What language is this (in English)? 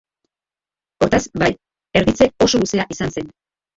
Basque